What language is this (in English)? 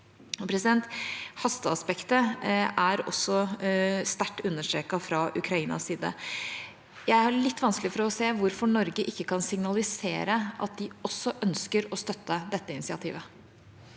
Norwegian